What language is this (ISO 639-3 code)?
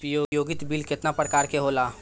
bho